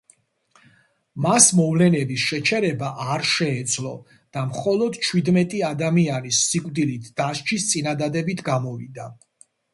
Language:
Georgian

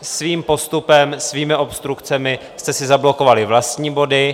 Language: Czech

